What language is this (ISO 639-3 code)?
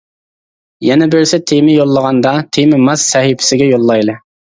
uig